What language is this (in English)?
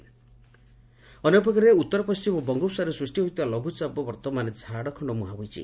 Odia